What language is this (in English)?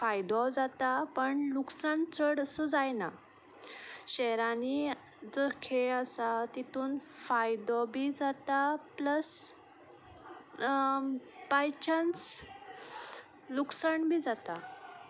Konkani